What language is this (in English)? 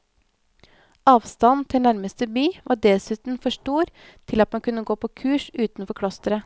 Norwegian